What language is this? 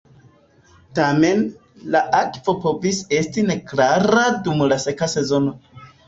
Esperanto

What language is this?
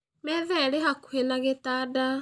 Kikuyu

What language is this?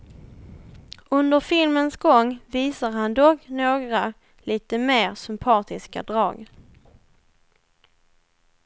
Swedish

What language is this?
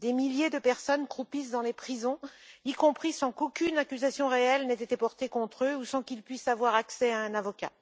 French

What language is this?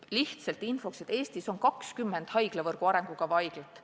Estonian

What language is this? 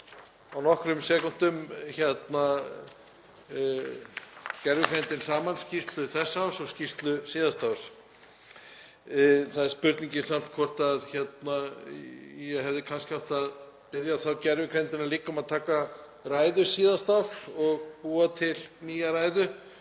Icelandic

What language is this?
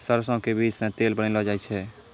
Maithili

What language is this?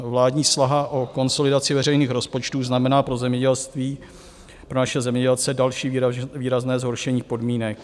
Czech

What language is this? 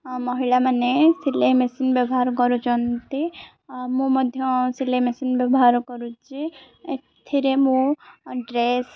Odia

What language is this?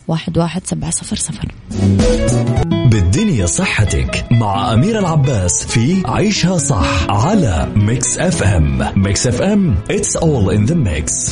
Arabic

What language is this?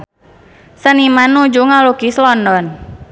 Sundanese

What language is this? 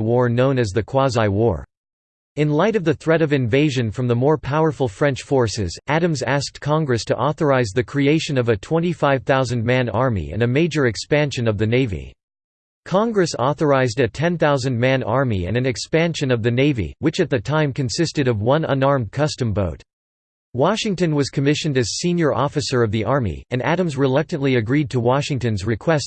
English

